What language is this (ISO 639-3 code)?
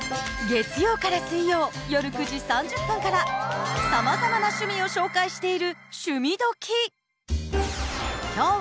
jpn